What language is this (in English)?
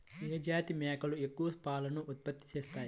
Telugu